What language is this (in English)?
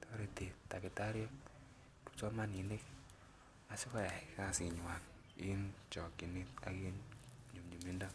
Kalenjin